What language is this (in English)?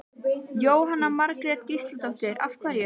Icelandic